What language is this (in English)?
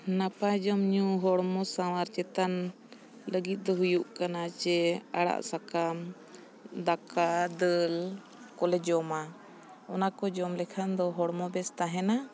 Santali